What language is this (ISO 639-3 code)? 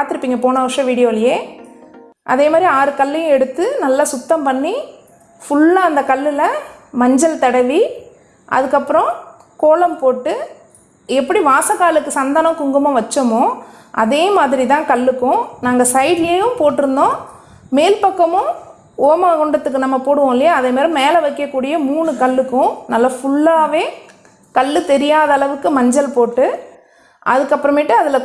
spa